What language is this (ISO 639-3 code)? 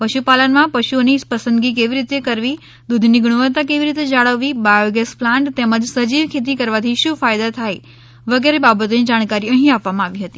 guj